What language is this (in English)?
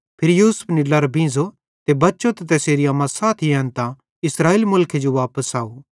Bhadrawahi